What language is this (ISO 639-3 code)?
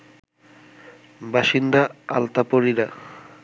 ben